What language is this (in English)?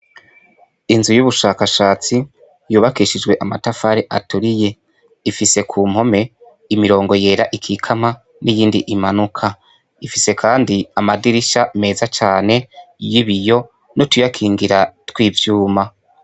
Rundi